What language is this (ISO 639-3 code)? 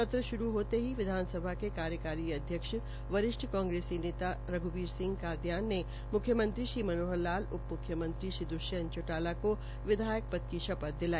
hin